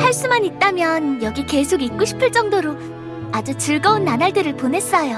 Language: Korean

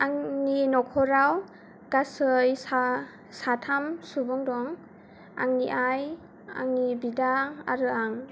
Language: Bodo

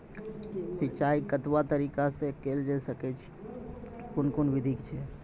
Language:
Maithili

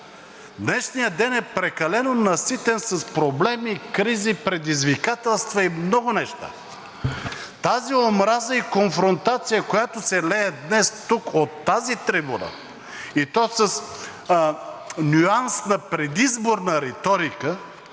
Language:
Bulgarian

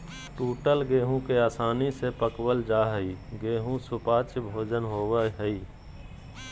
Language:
Magahi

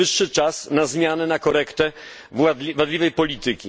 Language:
Polish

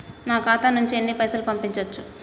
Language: Telugu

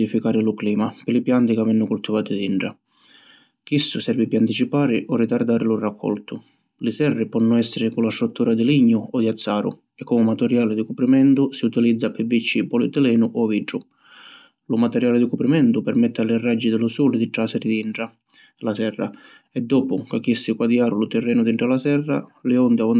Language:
Sicilian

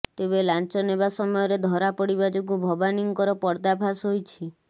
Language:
Odia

